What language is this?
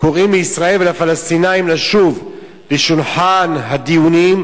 Hebrew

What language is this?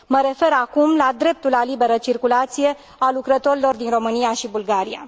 Romanian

